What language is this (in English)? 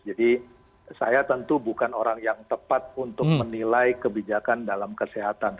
Indonesian